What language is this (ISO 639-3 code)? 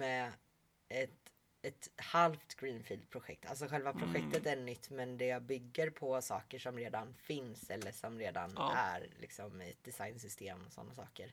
swe